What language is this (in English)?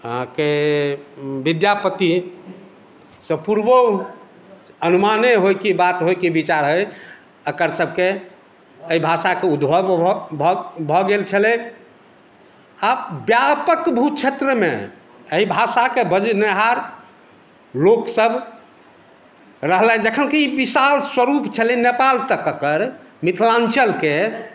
Maithili